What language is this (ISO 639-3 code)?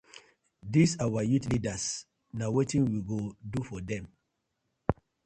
pcm